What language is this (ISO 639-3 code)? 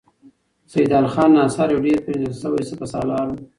pus